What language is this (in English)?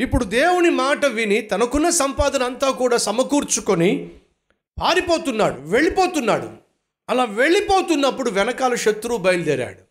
Telugu